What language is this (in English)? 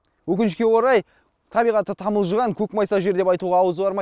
Kazakh